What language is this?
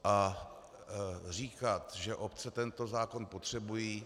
Czech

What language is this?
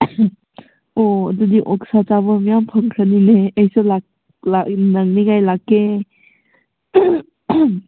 Manipuri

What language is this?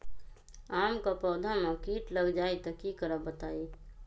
Magahi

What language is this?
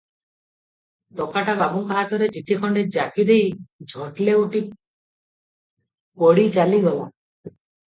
Odia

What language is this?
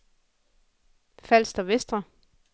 Danish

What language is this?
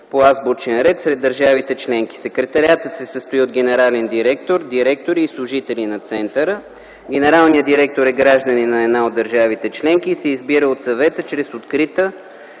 Bulgarian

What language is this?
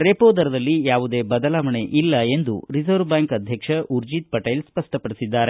Kannada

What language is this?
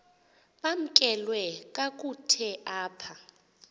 Xhosa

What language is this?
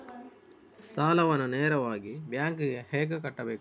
Kannada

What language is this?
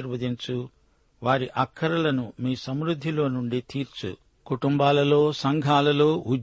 Telugu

